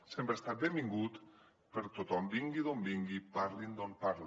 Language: Catalan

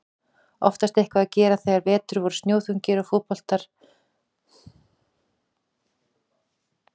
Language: Icelandic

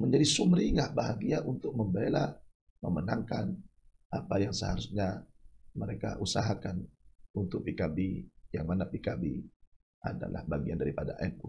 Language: Indonesian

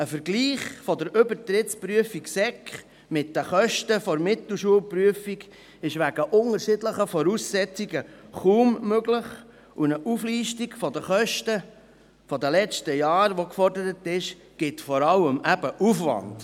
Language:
Swiss German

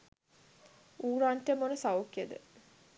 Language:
Sinhala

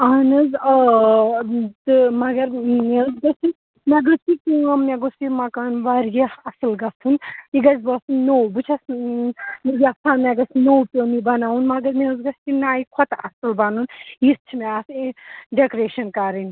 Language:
Kashmiri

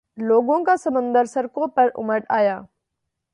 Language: Urdu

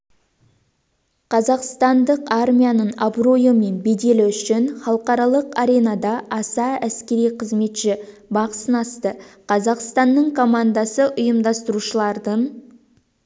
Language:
Kazakh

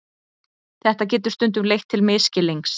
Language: Icelandic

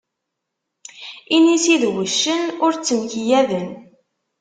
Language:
Kabyle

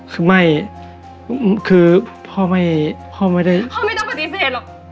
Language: Thai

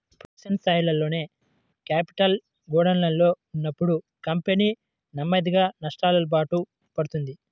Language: Telugu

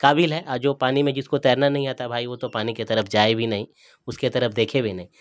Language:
Urdu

